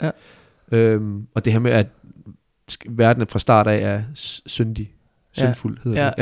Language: Danish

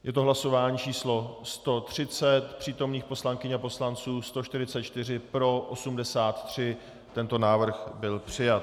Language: Czech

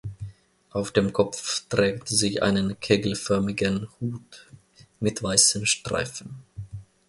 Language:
German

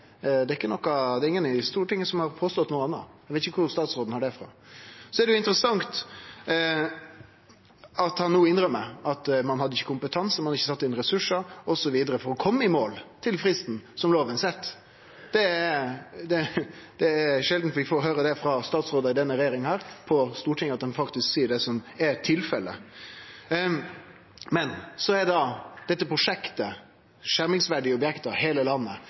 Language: Norwegian Nynorsk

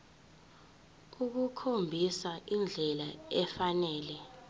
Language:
Zulu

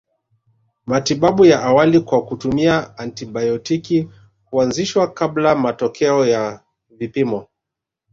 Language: Swahili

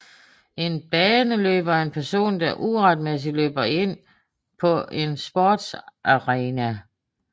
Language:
Danish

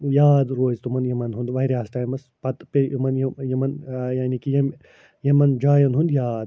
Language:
Kashmiri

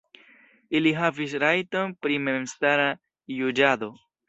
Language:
Esperanto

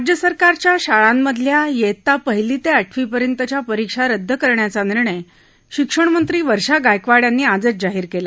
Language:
Marathi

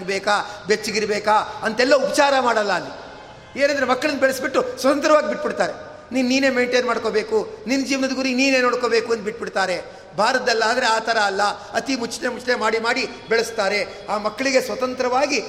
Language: Kannada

